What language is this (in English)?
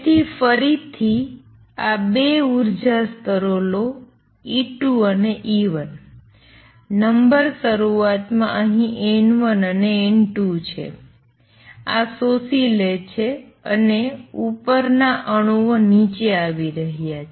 Gujarati